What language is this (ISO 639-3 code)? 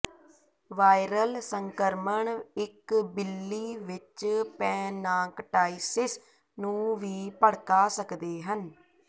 pan